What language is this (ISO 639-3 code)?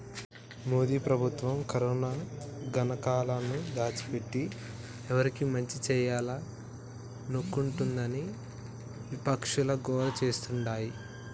tel